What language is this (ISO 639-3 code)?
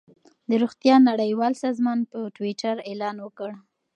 pus